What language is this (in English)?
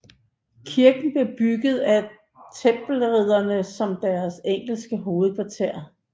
Danish